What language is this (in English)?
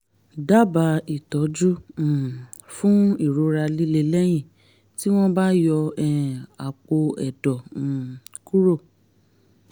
Yoruba